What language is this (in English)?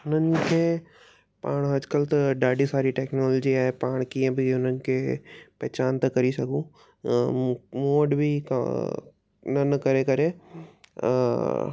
Sindhi